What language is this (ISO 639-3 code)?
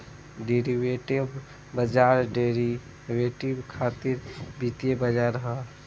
bho